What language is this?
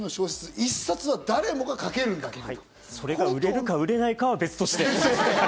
Japanese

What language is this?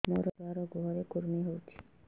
Odia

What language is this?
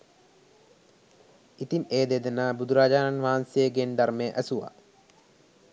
Sinhala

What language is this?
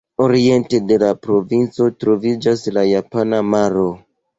Esperanto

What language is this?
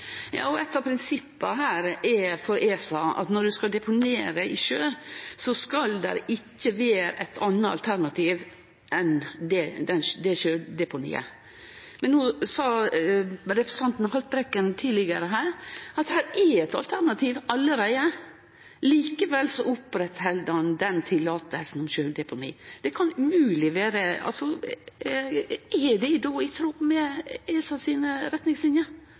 Norwegian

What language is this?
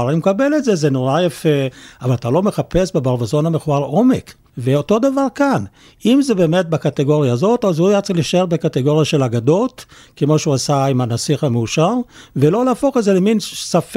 Hebrew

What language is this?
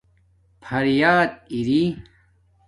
Domaaki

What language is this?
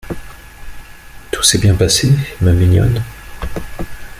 French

